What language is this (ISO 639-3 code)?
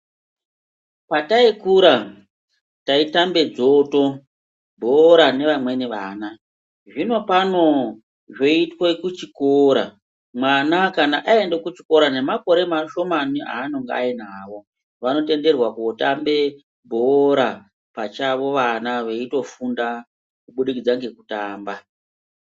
ndc